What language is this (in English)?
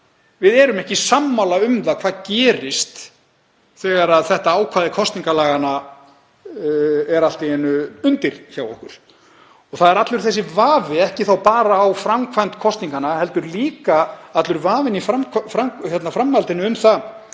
Icelandic